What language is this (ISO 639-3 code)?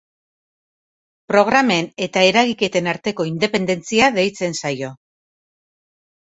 eus